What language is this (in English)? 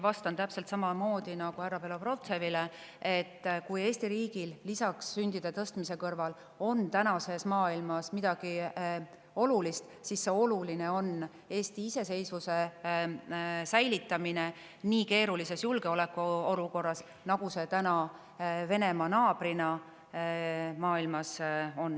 Estonian